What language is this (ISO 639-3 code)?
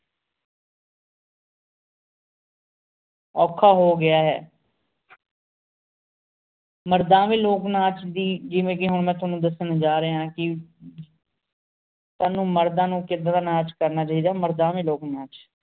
pan